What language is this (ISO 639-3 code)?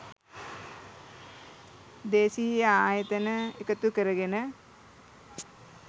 sin